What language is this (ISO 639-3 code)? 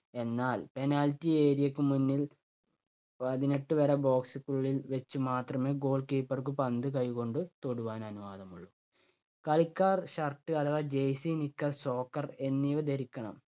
mal